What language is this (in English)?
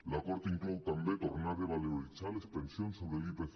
Catalan